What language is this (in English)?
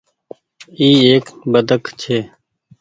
Goaria